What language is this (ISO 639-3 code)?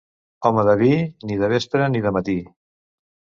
cat